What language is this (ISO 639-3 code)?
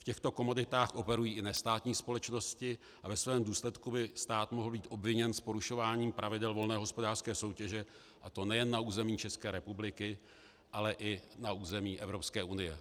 ces